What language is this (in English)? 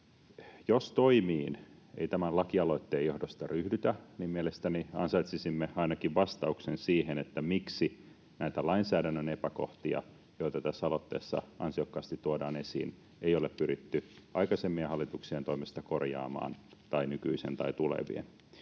Finnish